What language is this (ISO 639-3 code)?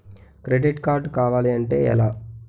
tel